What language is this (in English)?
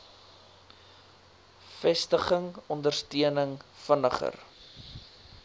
Afrikaans